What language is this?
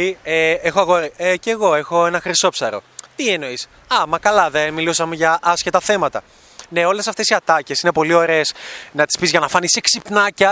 Greek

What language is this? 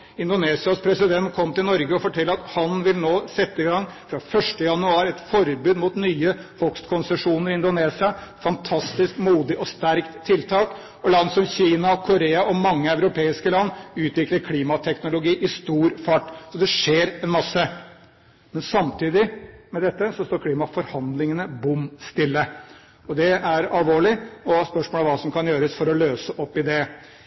Norwegian Bokmål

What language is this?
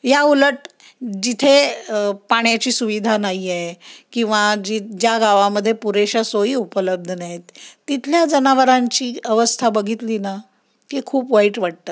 Marathi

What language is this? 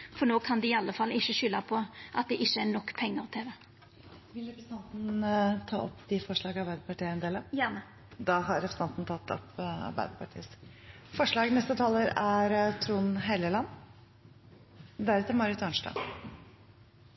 Norwegian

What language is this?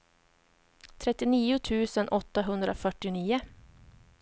Swedish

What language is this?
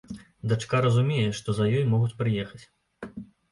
Belarusian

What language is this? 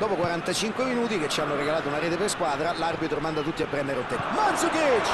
Italian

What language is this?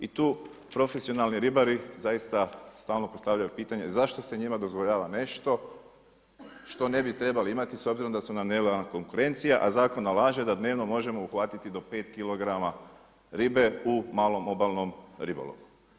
Croatian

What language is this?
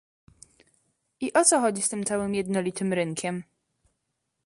Polish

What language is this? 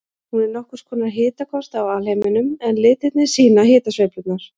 Icelandic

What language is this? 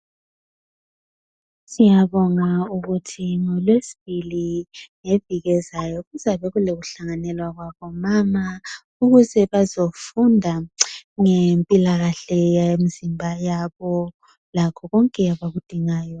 North Ndebele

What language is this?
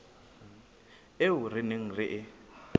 Southern Sotho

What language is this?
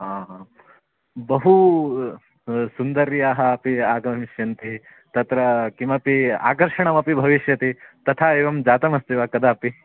Sanskrit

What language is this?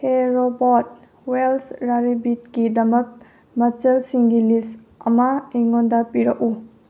Manipuri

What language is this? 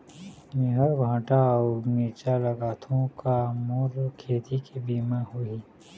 Chhattisgarhi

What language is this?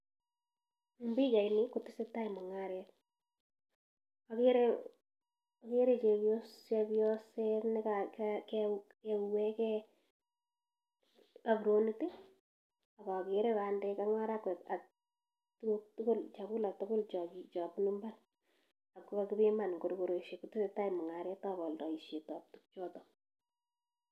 Kalenjin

